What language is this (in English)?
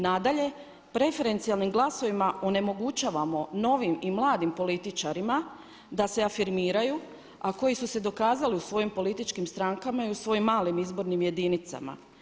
Croatian